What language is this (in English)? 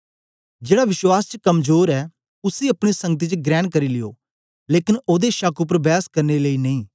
Dogri